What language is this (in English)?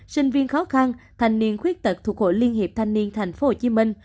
Vietnamese